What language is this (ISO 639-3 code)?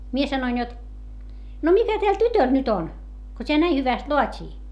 fin